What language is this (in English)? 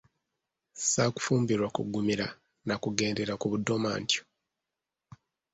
Ganda